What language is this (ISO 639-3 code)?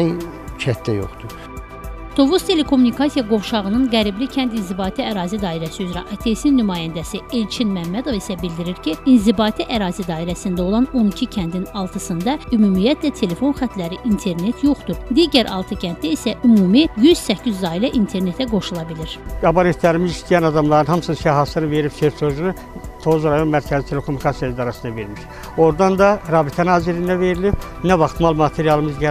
tur